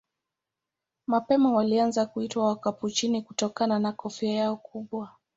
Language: Swahili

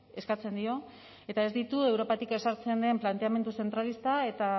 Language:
Basque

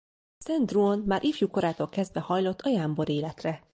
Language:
Hungarian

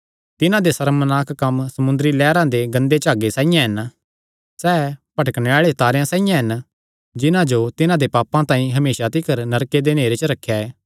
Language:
Kangri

